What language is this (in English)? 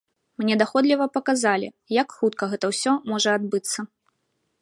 Belarusian